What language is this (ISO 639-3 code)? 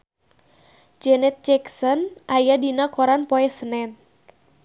sun